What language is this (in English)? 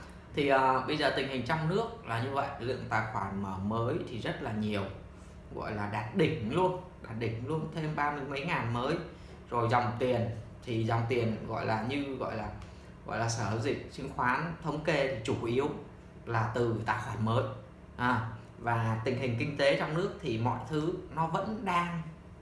Vietnamese